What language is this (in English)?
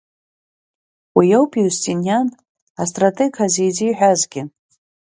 Abkhazian